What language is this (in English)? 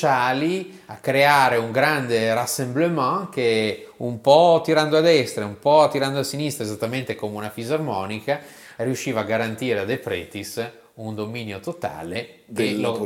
Italian